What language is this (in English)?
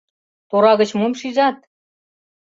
Mari